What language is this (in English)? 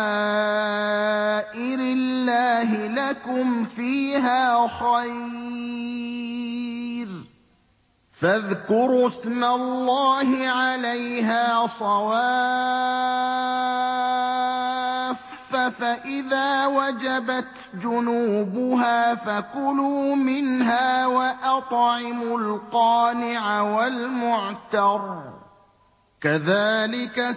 Arabic